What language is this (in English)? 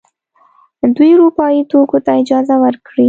Pashto